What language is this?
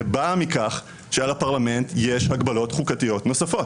Hebrew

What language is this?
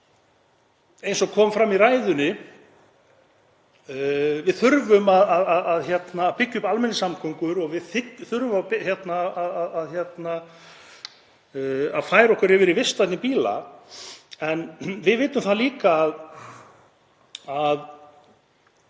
Icelandic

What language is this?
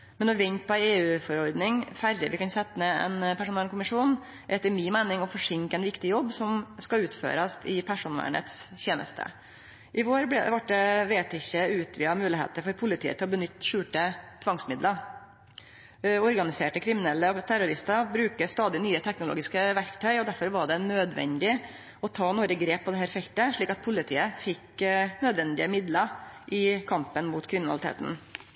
Norwegian Nynorsk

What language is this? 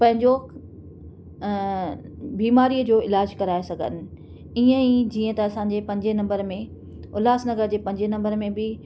Sindhi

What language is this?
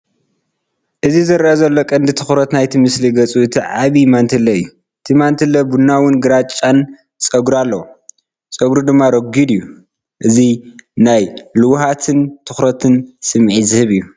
Tigrinya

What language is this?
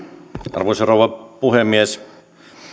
Finnish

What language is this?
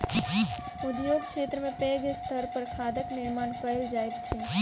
Maithili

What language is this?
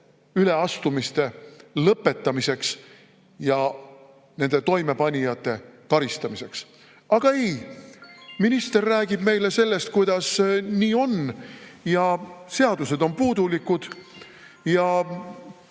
Estonian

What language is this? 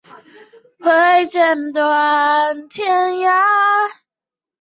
Chinese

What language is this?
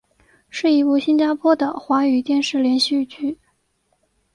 Chinese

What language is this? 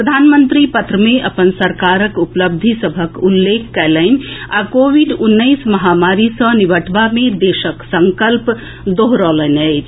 Maithili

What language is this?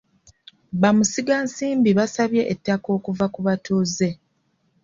Ganda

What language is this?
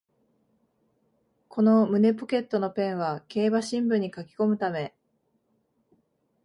Japanese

